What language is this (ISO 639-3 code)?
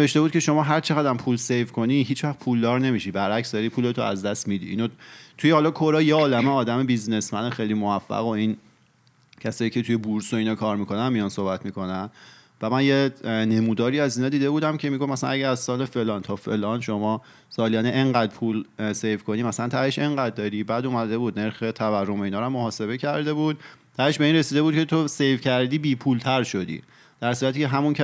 fas